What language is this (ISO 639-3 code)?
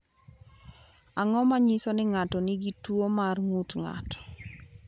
luo